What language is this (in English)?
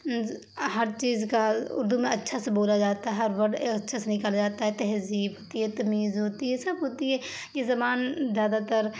Urdu